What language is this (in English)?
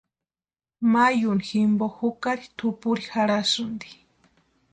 Western Highland Purepecha